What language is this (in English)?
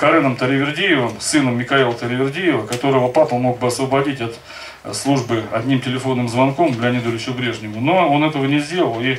Russian